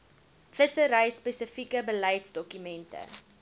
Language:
Afrikaans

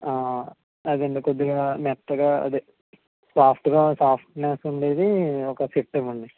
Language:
Telugu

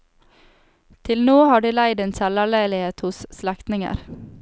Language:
Norwegian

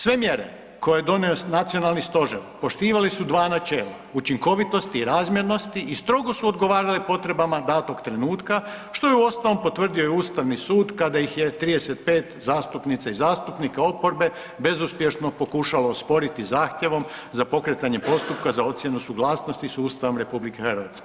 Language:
Croatian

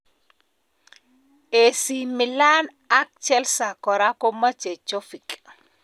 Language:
Kalenjin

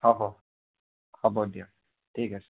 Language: Assamese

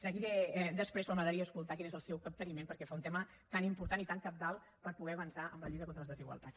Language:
Catalan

